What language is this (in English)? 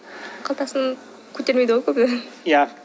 Kazakh